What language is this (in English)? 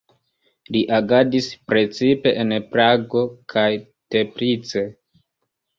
Esperanto